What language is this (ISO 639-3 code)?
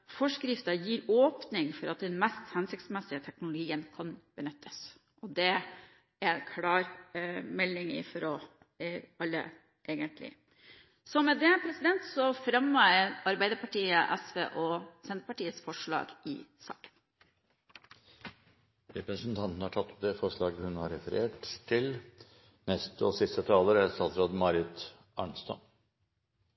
nor